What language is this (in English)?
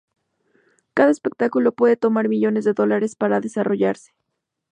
Spanish